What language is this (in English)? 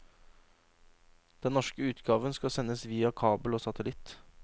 Norwegian